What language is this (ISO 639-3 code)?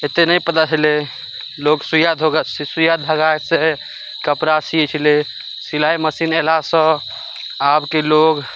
mai